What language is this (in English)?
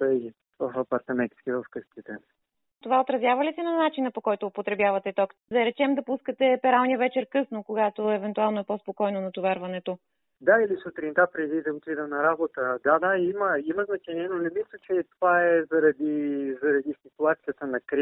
Bulgarian